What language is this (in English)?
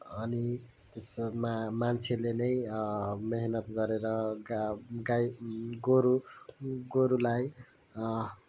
Nepali